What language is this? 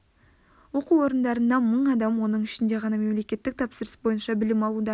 Kazakh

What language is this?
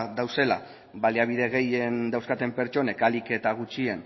Basque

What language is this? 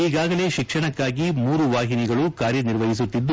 Kannada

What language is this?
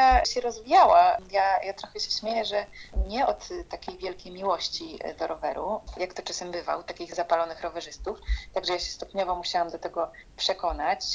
Polish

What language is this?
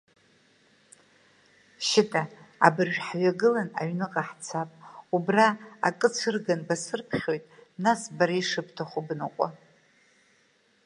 Abkhazian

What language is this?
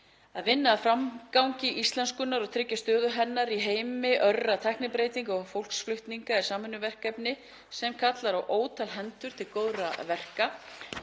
Icelandic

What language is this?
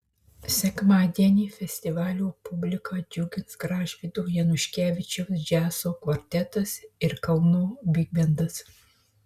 Lithuanian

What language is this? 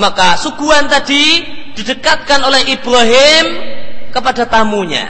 Indonesian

